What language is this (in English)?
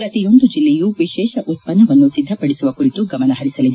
Kannada